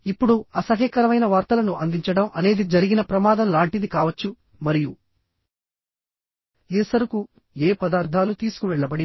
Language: Telugu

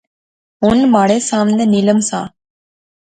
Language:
Pahari-Potwari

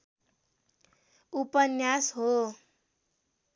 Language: Nepali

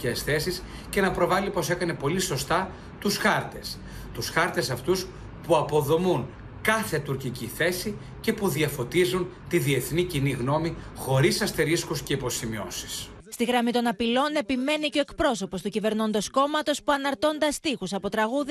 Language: Greek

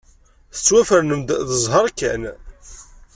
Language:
Kabyle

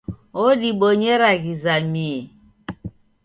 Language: Taita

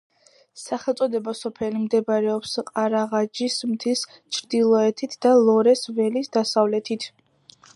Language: Georgian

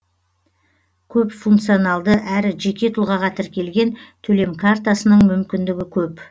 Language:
Kazakh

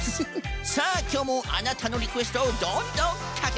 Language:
Japanese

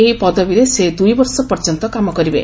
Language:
Odia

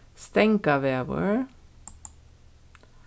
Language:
Faroese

